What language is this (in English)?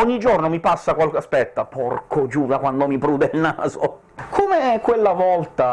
Italian